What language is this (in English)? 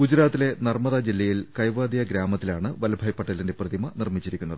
Malayalam